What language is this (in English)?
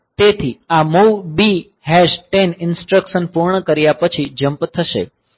Gujarati